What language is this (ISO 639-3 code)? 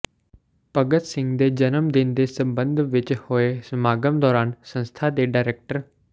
pan